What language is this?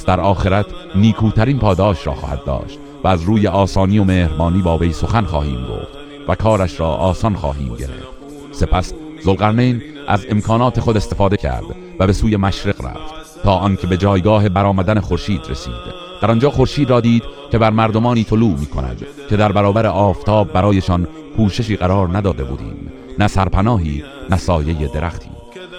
Persian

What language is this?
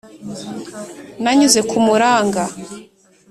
Kinyarwanda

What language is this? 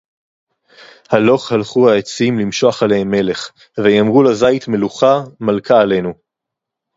Hebrew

